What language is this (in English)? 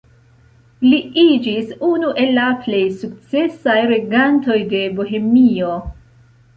Esperanto